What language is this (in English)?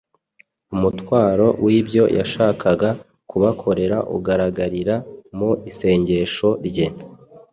Kinyarwanda